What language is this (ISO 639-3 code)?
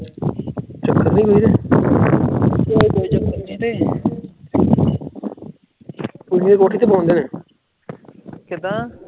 pan